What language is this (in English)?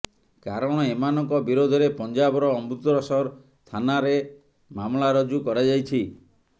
Odia